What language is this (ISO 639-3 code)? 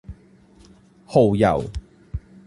yue